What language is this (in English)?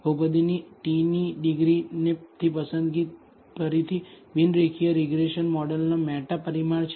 Gujarati